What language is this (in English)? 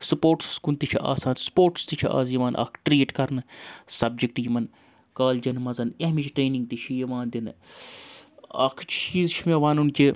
Kashmiri